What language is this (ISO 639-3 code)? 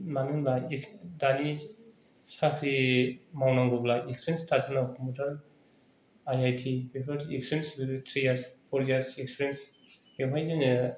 brx